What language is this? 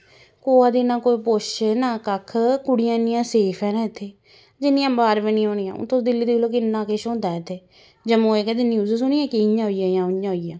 Dogri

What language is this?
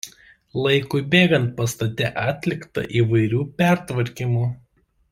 Lithuanian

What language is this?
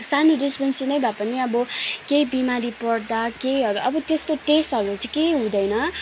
Nepali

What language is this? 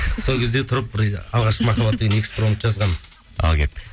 Kazakh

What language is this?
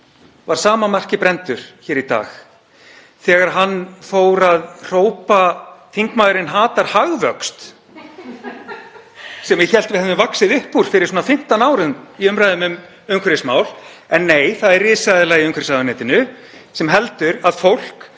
Icelandic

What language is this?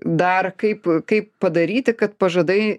Lithuanian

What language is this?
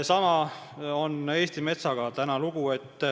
Estonian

